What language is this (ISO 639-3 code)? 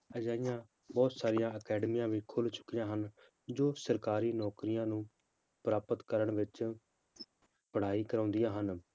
pan